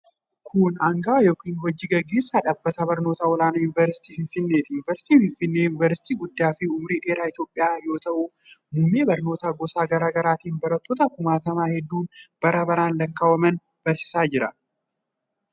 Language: Oromo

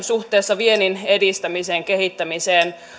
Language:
Finnish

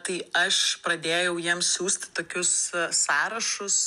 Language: Lithuanian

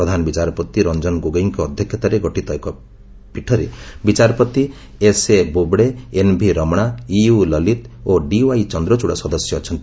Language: Odia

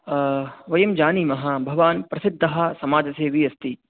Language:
Sanskrit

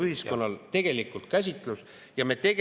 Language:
Estonian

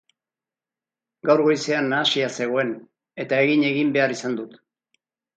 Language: Basque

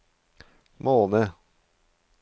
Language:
Norwegian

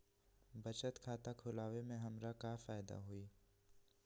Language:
Magahi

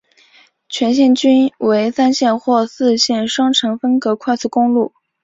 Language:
Chinese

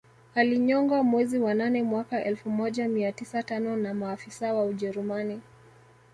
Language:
Swahili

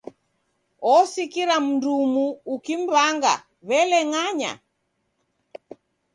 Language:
Taita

